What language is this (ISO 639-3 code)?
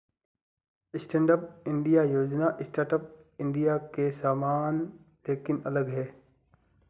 hin